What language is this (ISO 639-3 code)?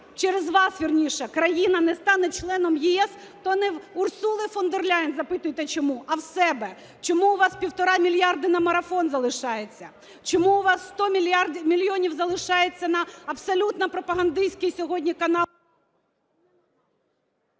ukr